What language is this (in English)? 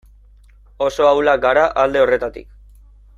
Basque